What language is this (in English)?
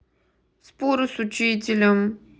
Russian